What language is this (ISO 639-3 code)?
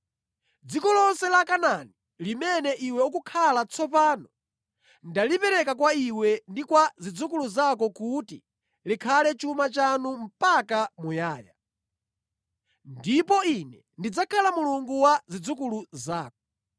nya